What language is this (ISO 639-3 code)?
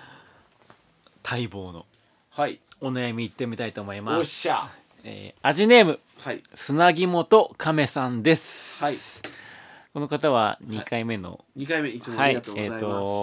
jpn